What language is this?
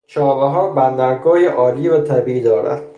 Persian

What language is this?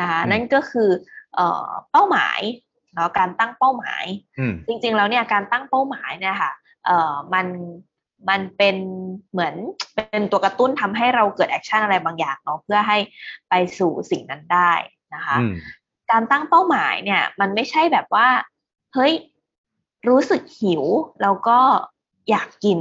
Thai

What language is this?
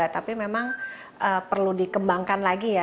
Indonesian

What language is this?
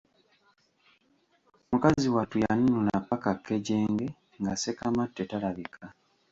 Ganda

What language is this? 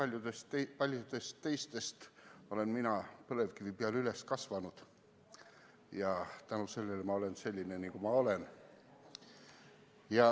Estonian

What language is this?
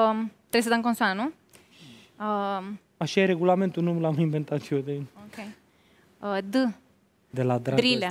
Romanian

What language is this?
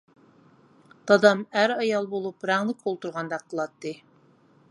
Uyghur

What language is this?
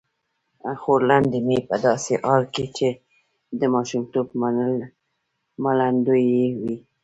Pashto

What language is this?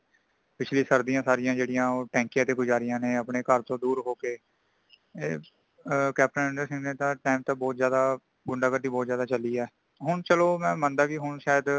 Punjabi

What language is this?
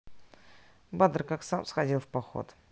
Russian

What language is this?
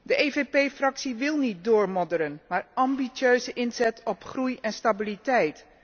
Dutch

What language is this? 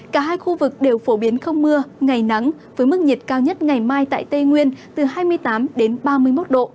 Vietnamese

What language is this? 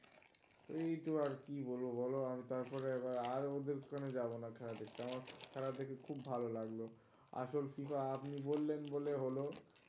Bangla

